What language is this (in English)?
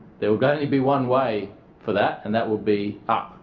English